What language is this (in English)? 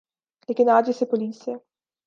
Urdu